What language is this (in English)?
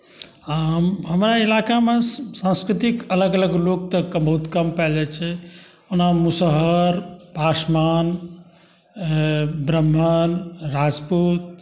Maithili